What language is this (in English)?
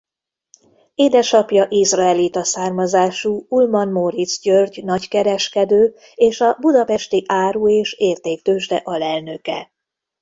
Hungarian